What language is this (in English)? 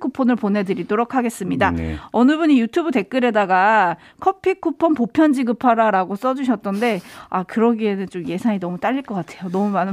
Korean